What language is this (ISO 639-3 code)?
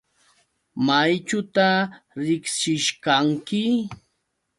qux